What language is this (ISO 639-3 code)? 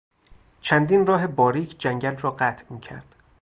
fas